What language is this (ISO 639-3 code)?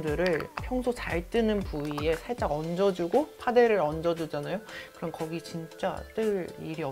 kor